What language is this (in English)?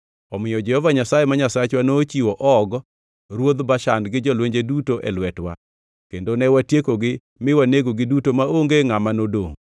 Luo (Kenya and Tanzania)